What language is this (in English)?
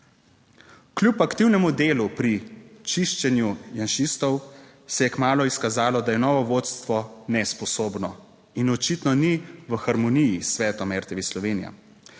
Slovenian